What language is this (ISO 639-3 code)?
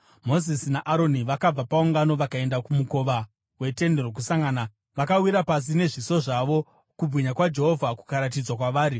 sna